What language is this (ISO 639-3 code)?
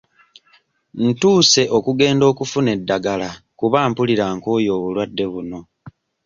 lug